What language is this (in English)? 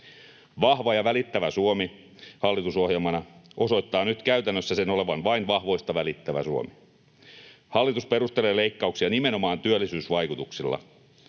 Finnish